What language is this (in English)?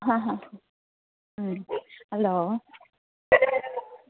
Manipuri